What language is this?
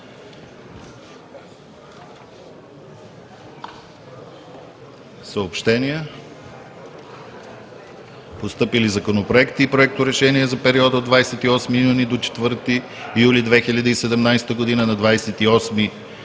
Bulgarian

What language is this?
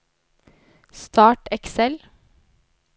Norwegian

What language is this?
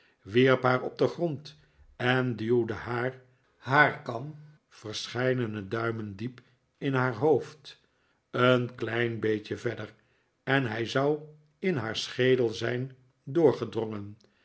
Dutch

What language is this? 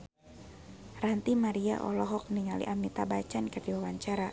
Sundanese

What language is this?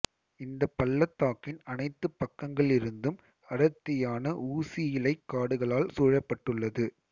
Tamil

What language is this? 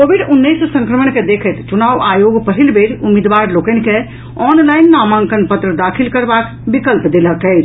Maithili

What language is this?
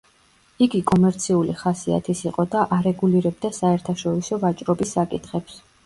Georgian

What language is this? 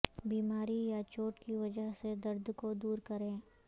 Urdu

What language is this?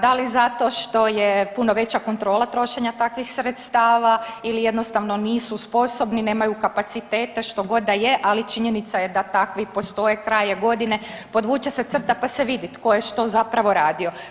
Croatian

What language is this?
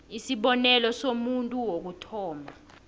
South Ndebele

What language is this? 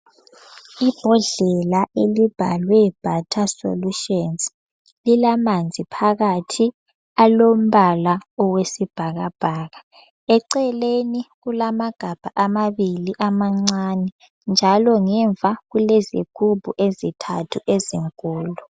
North Ndebele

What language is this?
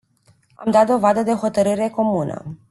Romanian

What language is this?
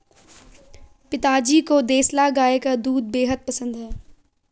Hindi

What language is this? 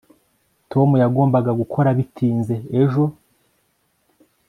Kinyarwanda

